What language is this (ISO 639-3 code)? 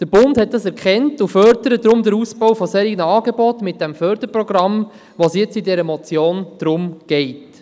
gsw